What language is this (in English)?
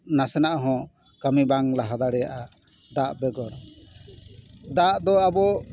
Santali